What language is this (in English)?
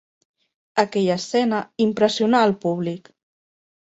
Catalan